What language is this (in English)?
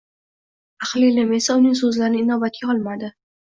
Uzbek